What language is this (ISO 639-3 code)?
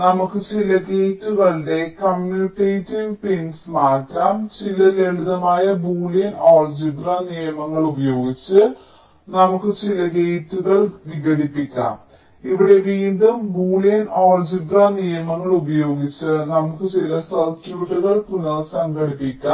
mal